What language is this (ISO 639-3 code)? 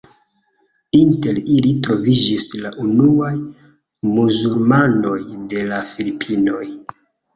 epo